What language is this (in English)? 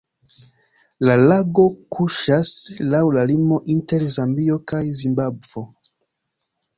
Esperanto